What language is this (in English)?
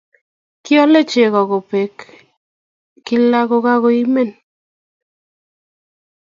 Kalenjin